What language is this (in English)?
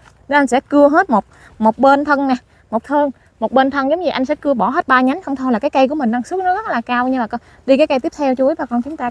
Vietnamese